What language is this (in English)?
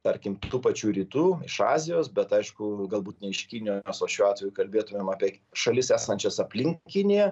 Lithuanian